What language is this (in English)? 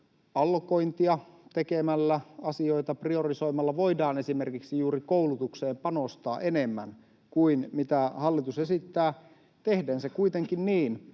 Finnish